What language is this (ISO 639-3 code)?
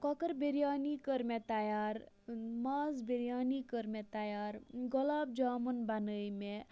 kas